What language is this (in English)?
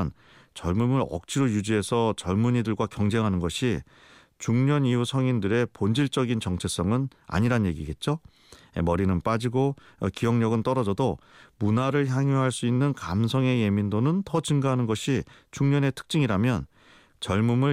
Korean